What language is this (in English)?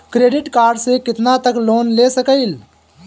Bhojpuri